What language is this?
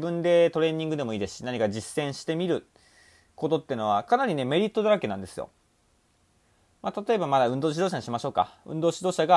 Japanese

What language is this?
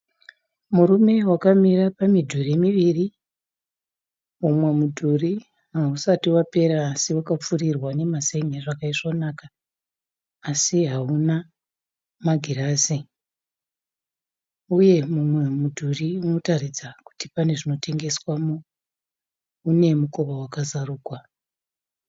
Shona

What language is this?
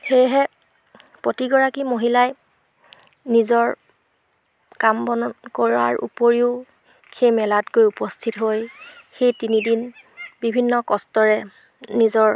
Assamese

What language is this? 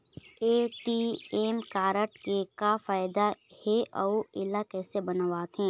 Chhattisgarhi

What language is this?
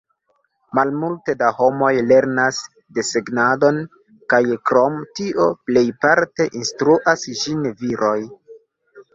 Esperanto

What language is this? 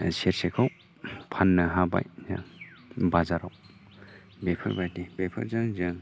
Bodo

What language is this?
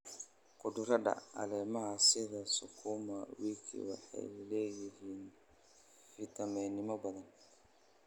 Somali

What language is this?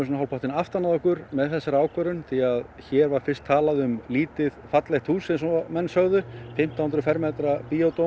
Icelandic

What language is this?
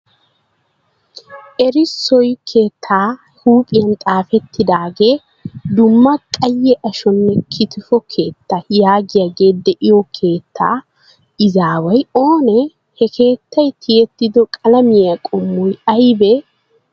Wolaytta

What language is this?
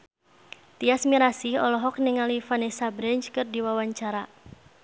Sundanese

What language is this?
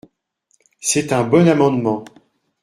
French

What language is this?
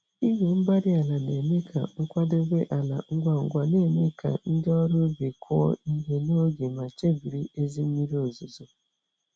Igbo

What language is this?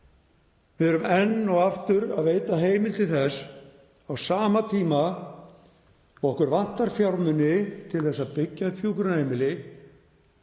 Icelandic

